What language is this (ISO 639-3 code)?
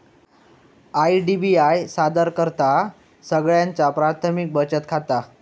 mar